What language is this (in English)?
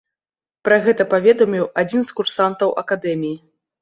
Belarusian